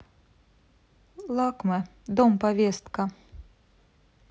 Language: Russian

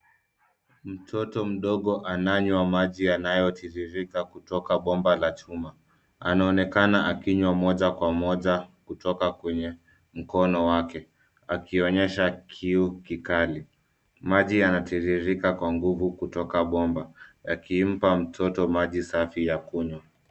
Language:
Swahili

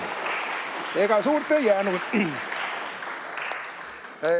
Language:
Estonian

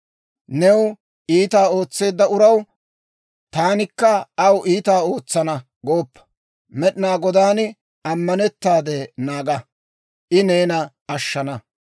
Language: Dawro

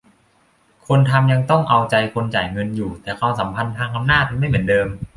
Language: Thai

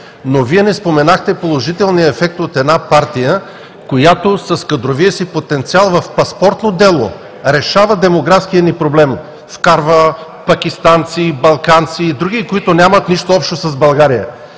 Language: Bulgarian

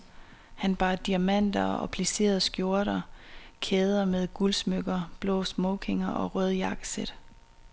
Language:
Danish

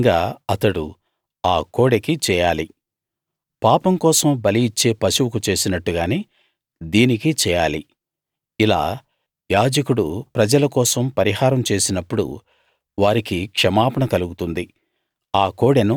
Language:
Telugu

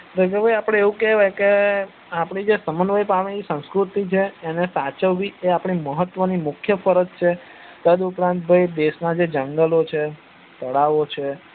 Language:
Gujarati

